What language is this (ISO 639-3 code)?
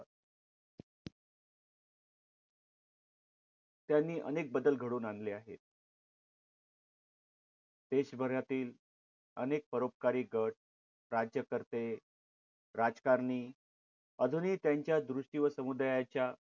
mar